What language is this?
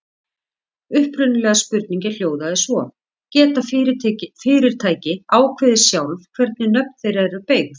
Icelandic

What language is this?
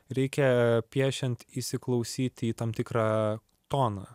Lithuanian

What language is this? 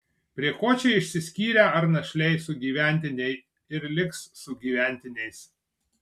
Lithuanian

